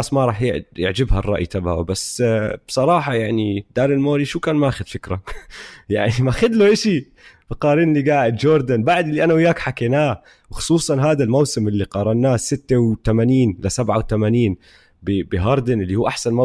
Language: Arabic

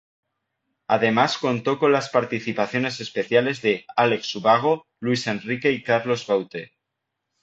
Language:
Spanish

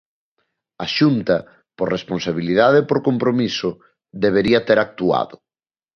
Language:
Galician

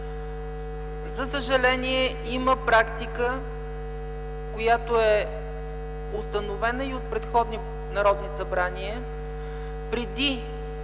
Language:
Bulgarian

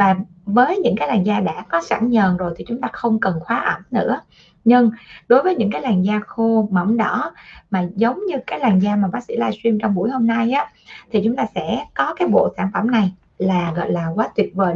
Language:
Vietnamese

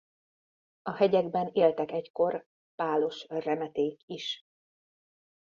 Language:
Hungarian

